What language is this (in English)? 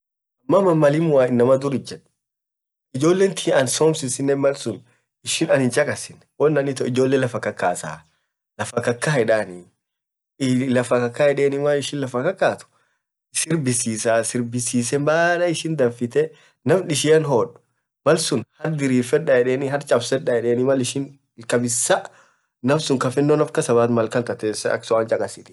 Orma